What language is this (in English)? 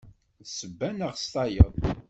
Kabyle